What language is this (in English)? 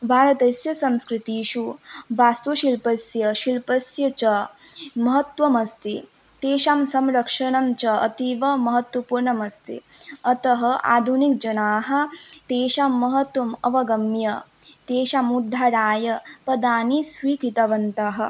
Sanskrit